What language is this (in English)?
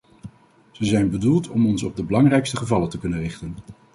Dutch